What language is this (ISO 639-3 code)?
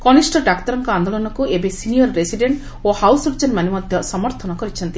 ori